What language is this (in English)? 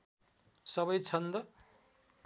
Nepali